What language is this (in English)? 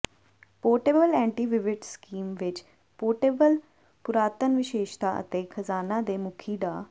Punjabi